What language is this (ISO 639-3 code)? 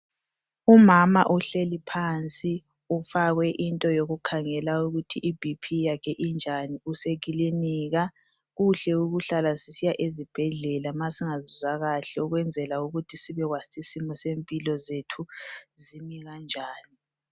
nde